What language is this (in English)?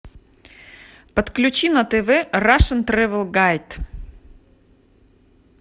Russian